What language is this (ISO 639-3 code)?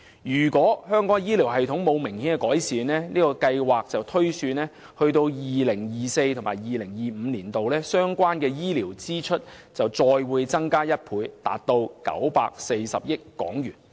yue